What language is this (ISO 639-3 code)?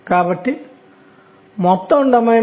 tel